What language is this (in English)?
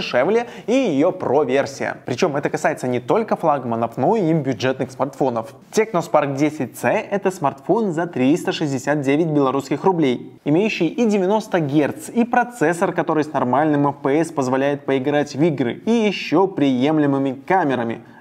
Russian